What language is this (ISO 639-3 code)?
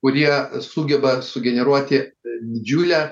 lit